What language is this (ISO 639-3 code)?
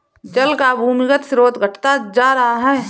hin